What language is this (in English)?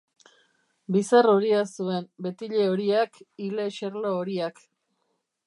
Basque